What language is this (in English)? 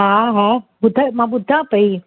Sindhi